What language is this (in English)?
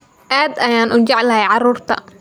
Somali